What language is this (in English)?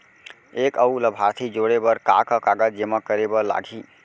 Chhattisgarhi